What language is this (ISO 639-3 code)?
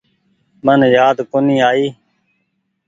gig